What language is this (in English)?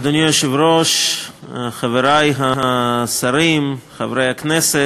Hebrew